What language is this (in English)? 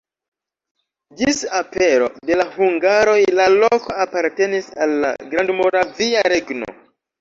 Esperanto